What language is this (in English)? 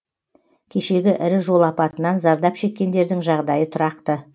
Kazakh